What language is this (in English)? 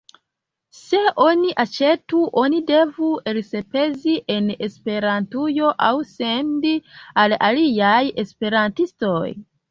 Esperanto